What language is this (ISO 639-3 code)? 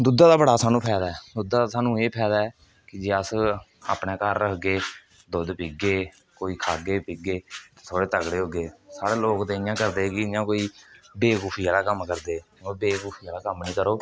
doi